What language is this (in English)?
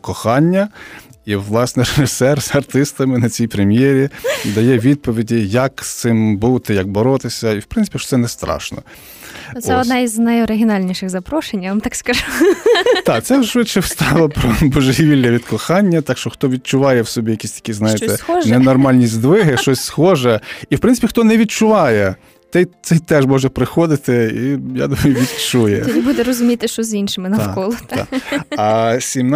Ukrainian